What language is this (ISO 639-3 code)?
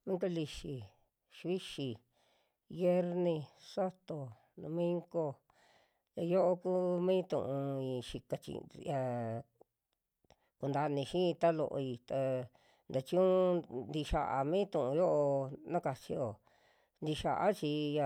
jmx